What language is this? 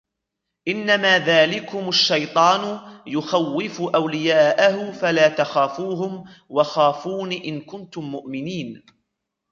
Arabic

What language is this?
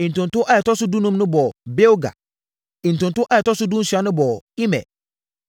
Akan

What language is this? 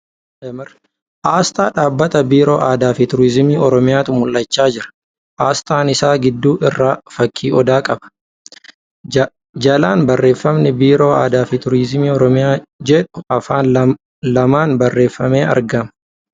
Oromo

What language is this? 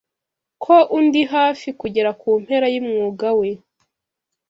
Kinyarwanda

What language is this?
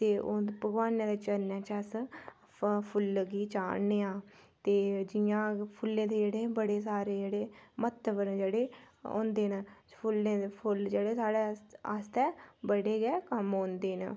Dogri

